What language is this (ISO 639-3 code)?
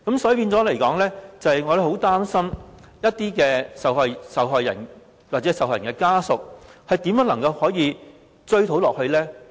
yue